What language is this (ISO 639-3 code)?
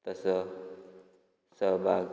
kok